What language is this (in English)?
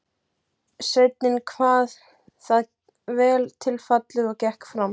Icelandic